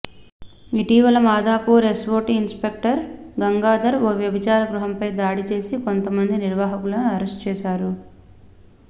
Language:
Telugu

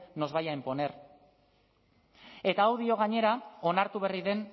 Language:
Basque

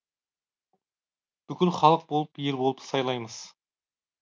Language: Kazakh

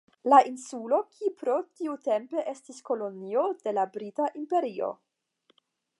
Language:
Esperanto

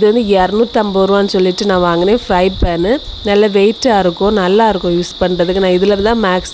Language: Arabic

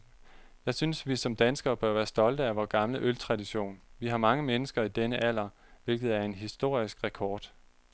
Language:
Danish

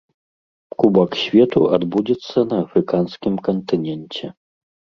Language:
Belarusian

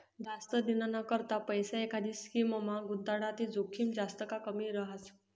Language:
Marathi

